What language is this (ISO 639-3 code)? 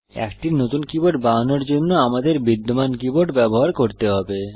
ben